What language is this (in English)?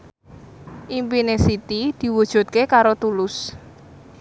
Javanese